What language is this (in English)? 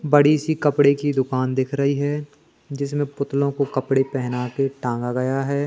Hindi